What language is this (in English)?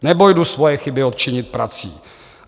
Czech